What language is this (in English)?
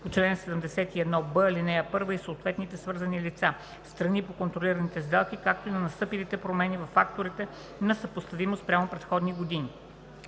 Bulgarian